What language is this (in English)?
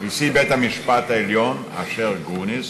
Hebrew